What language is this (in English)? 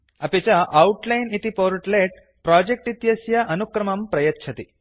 Sanskrit